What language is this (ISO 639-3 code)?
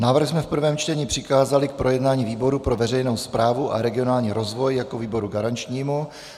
ces